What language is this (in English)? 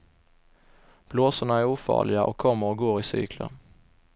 Swedish